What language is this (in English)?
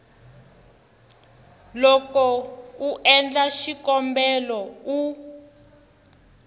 Tsonga